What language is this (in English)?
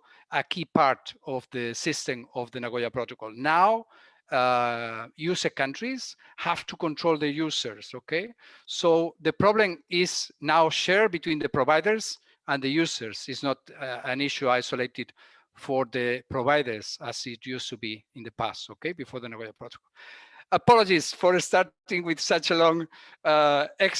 English